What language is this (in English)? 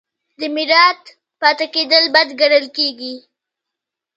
Pashto